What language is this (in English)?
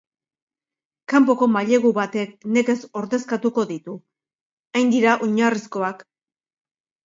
Basque